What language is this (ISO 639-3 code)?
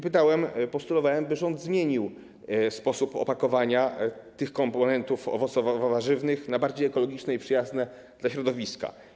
pol